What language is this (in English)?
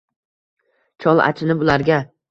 Uzbek